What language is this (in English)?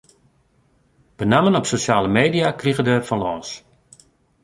Western Frisian